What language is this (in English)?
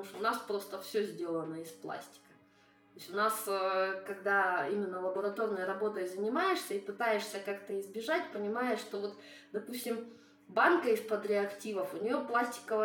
Russian